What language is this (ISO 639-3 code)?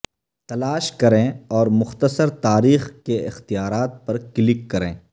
urd